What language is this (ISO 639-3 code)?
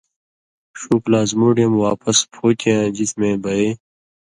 mvy